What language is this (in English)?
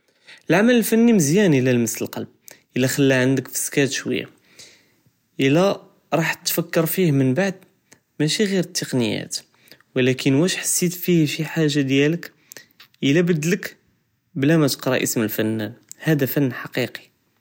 Judeo-Arabic